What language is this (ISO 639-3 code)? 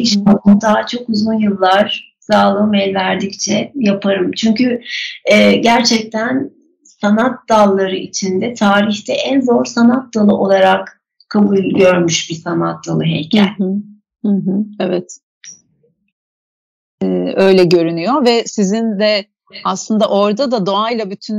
tur